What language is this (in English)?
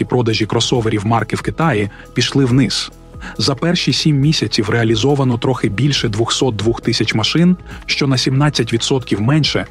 Ukrainian